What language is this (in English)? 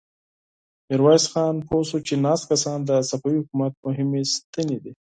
Pashto